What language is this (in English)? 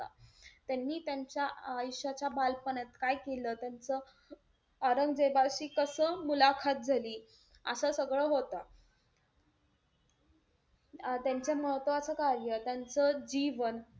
Marathi